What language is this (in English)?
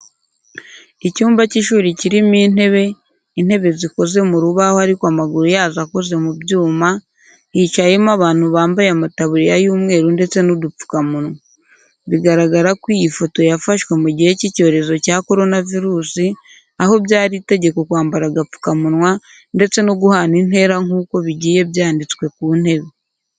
Kinyarwanda